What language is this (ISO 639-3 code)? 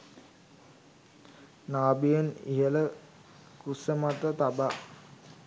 sin